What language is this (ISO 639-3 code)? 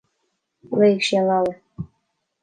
gle